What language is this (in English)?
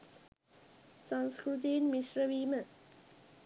Sinhala